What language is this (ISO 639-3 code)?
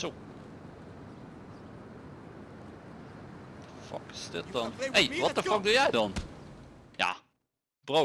nld